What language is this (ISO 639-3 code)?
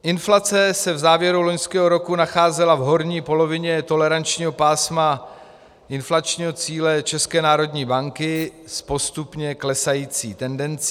ces